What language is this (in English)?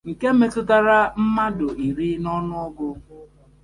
Igbo